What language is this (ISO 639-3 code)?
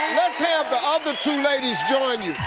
eng